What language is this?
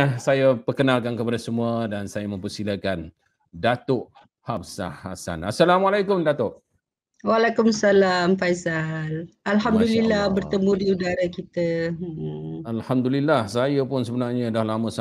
Malay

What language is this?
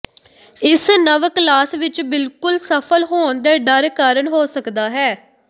Punjabi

